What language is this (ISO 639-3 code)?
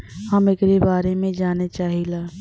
bho